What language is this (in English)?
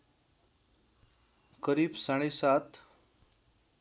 Nepali